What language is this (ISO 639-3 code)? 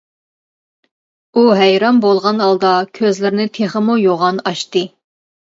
uig